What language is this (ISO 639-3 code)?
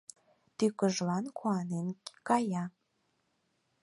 chm